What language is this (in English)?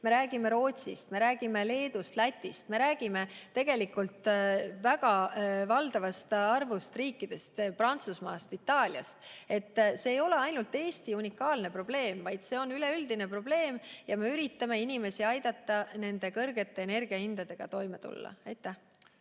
Estonian